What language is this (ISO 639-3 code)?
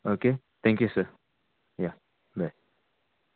kok